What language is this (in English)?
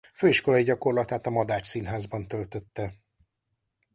Hungarian